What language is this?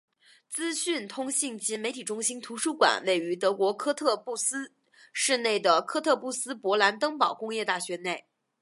Chinese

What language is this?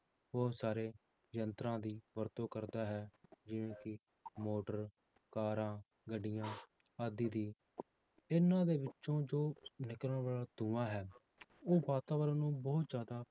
Punjabi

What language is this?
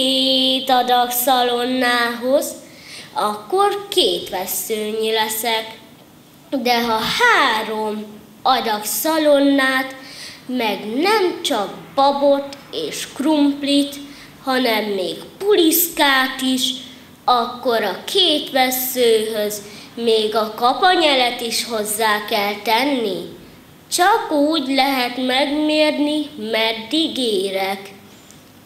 Hungarian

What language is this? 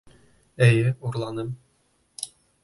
Bashkir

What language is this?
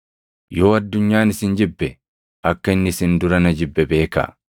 Oromo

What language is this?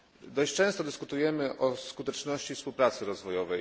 Polish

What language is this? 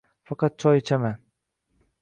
Uzbek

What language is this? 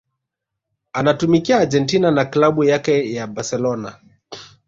Swahili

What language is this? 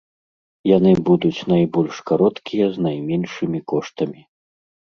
Belarusian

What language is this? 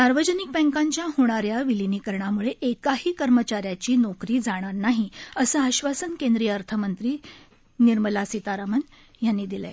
Marathi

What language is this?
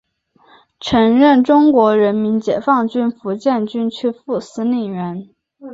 Chinese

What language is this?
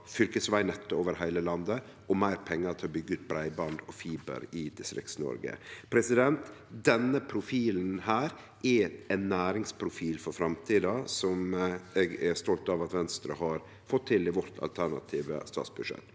Norwegian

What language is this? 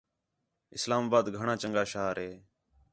Khetrani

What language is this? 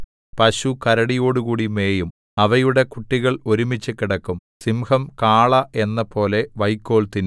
Malayalam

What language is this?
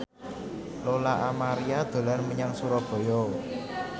Javanese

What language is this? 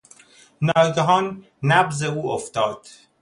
Persian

